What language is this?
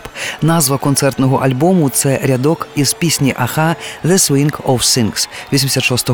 Ukrainian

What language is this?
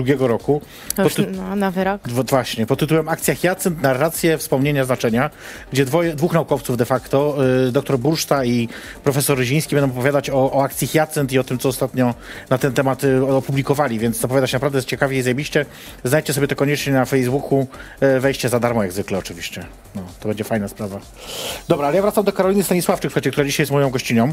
Polish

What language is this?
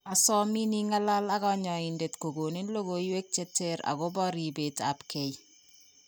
Kalenjin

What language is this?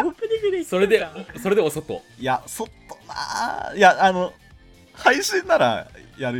Japanese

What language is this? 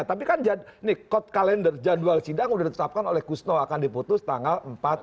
Indonesian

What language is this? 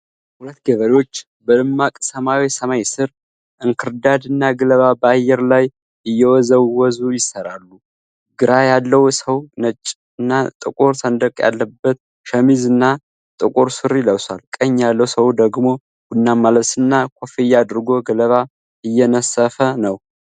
Amharic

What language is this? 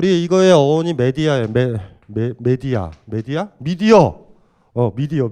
Korean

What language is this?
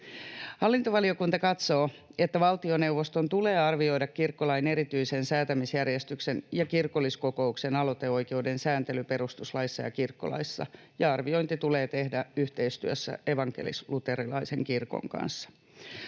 Finnish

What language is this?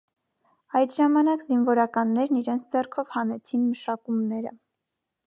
Armenian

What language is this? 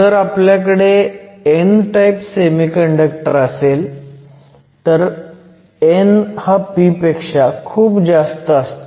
Marathi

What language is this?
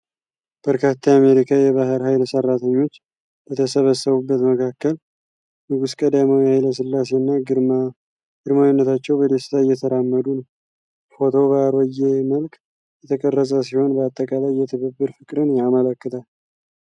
Amharic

